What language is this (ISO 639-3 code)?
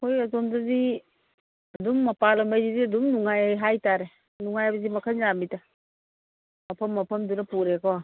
mni